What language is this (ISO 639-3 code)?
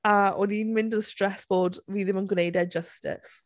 cym